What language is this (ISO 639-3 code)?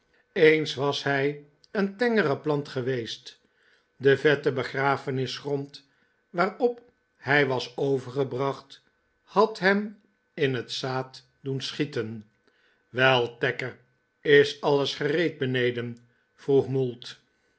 nld